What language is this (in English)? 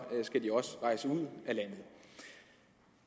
Danish